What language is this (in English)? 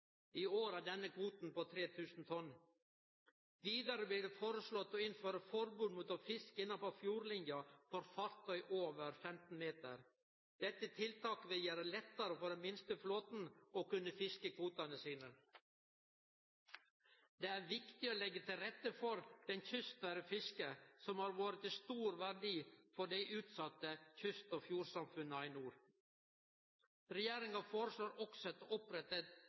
Norwegian Nynorsk